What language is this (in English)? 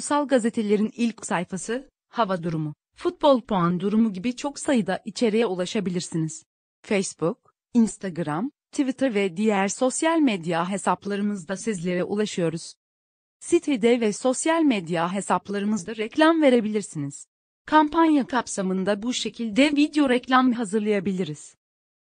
Turkish